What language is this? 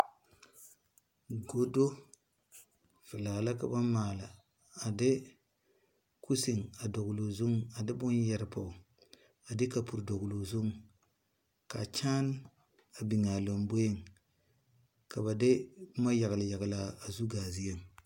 Southern Dagaare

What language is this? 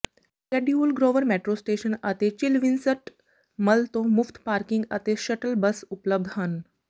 Punjabi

